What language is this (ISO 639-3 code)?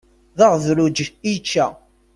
kab